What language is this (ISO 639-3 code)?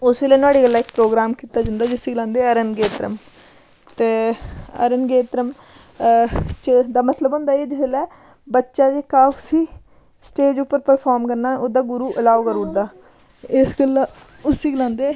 doi